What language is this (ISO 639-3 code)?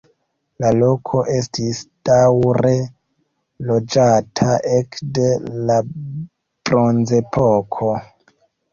epo